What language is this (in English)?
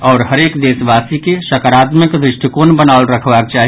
Maithili